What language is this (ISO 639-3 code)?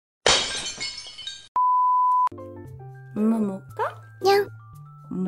kor